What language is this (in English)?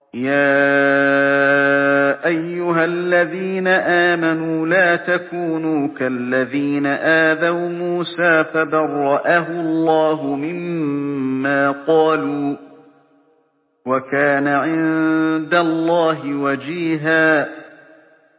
Arabic